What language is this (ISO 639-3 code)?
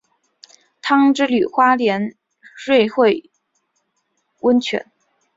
zho